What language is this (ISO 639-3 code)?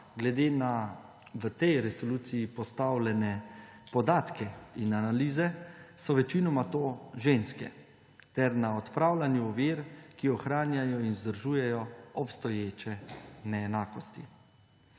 slv